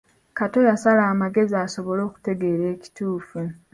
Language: Ganda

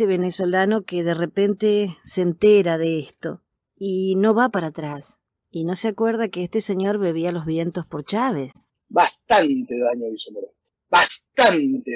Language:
Spanish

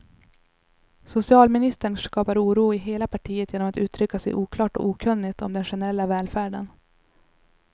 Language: Swedish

